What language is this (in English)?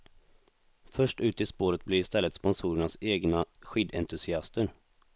Swedish